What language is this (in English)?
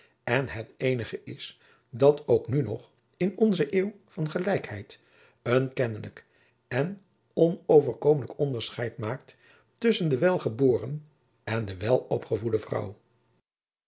Dutch